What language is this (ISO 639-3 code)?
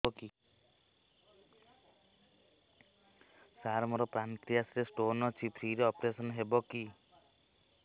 ori